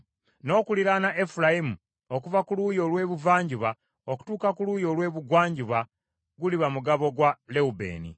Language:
Ganda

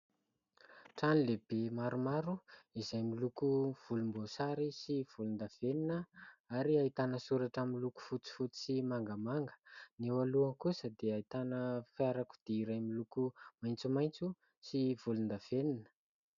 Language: Malagasy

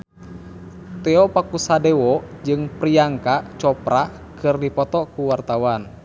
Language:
Sundanese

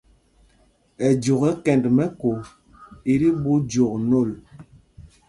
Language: Mpumpong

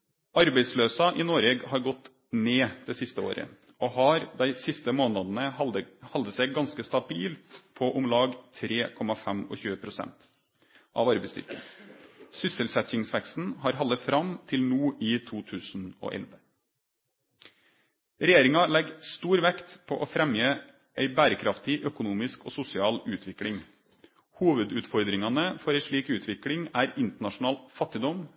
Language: Norwegian Nynorsk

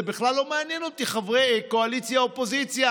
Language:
Hebrew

